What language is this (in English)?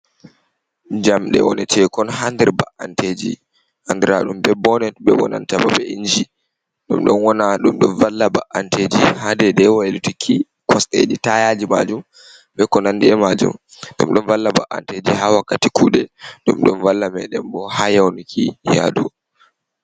Fula